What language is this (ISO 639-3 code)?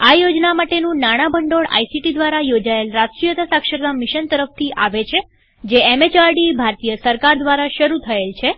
guj